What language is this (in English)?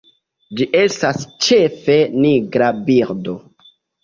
Esperanto